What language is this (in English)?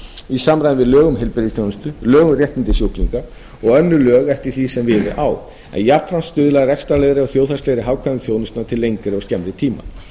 Icelandic